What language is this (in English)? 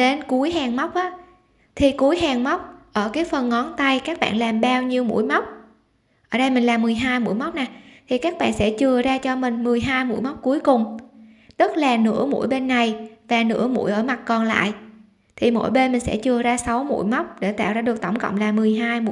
Vietnamese